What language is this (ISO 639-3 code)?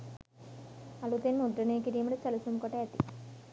sin